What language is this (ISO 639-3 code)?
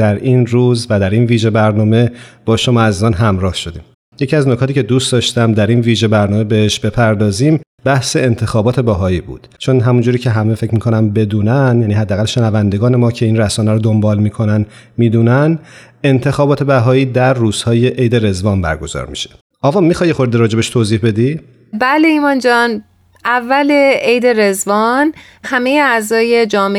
fas